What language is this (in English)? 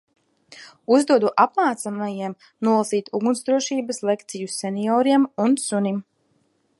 Latvian